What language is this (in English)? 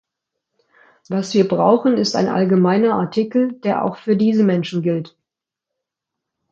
German